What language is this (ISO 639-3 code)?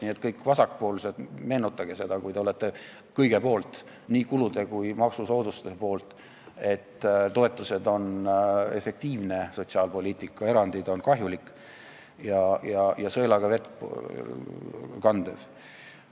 est